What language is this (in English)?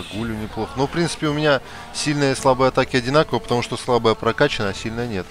Russian